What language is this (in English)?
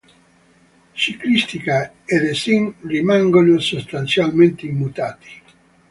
Italian